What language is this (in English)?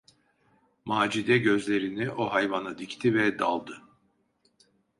Turkish